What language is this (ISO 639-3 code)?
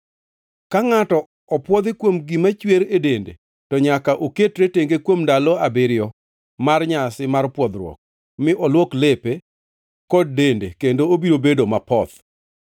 luo